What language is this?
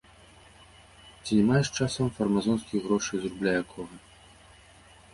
Belarusian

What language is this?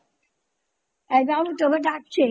Bangla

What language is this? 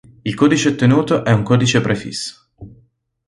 Italian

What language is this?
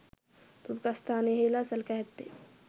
Sinhala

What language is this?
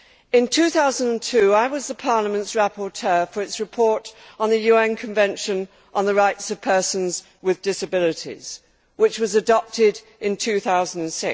English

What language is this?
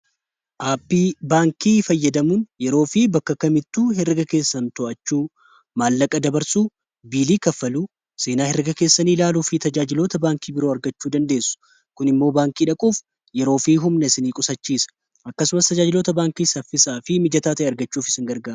Oromo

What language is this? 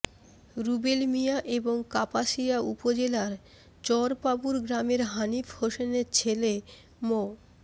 Bangla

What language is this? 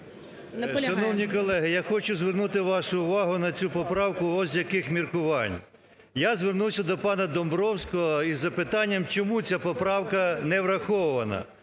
Ukrainian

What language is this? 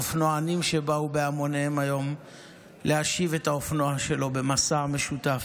Hebrew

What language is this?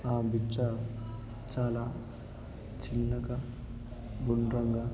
Telugu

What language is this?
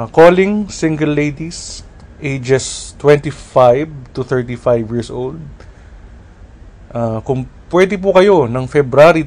Filipino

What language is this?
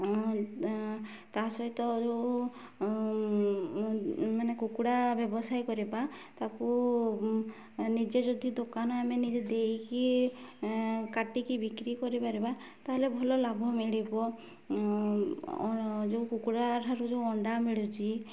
Odia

